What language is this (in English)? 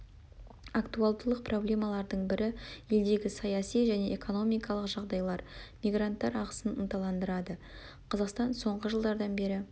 Kazakh